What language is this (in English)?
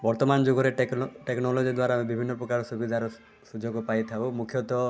Odia